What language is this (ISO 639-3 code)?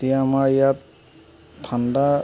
asm